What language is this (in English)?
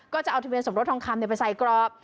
Thai